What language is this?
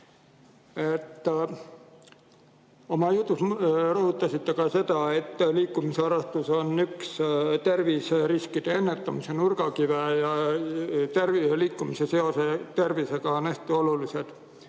Estonian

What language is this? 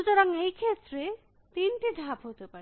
Bangla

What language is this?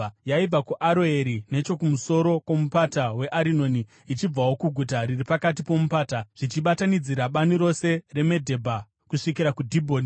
Shona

